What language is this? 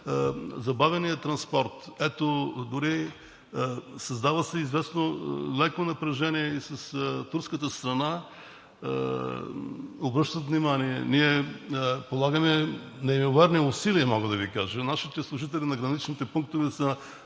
Bulgarian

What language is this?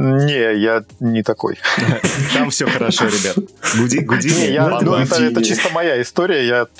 Russian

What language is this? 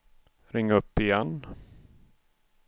Swedish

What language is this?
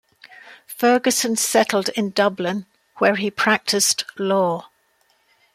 English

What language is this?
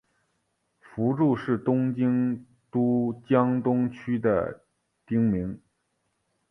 Chinese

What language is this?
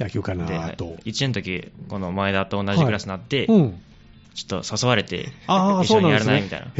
Japanese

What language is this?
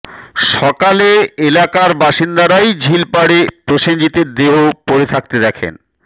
Bangla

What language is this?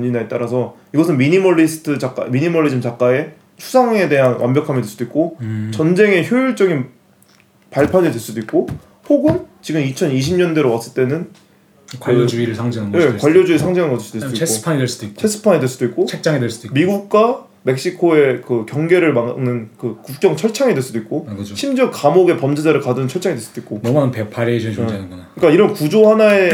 Korean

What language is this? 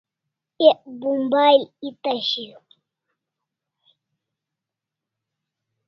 Kalasha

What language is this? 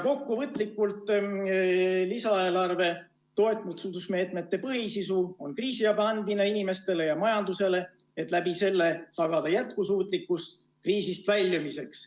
Estonian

